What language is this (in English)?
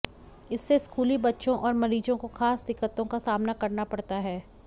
Hindi